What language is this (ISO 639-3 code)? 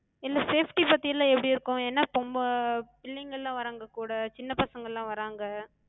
tam